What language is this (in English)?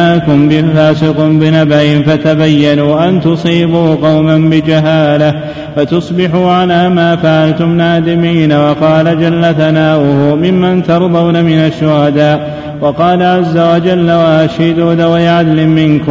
Arabic